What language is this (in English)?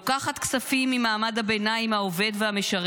Hebrew